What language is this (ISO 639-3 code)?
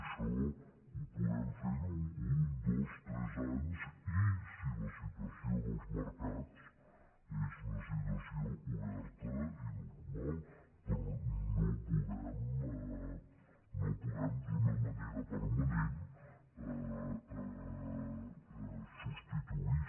cat